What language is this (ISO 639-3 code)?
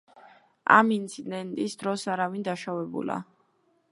kat